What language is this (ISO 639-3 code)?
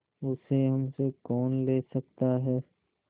hin